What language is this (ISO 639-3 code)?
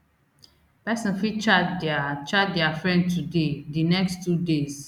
pcm